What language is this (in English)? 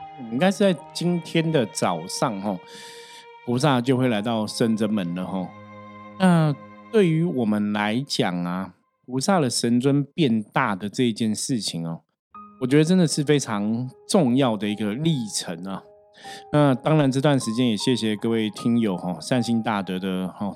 Chinese